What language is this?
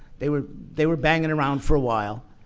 English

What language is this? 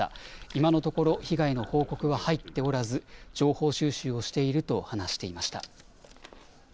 Japanese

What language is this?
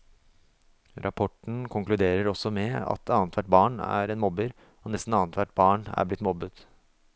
Norwegian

